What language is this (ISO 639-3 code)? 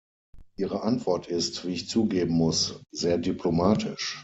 deu